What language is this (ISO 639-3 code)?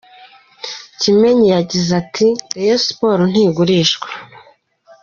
kin